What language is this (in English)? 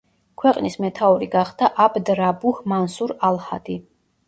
Georgian